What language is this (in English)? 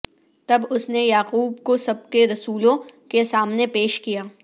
Urdu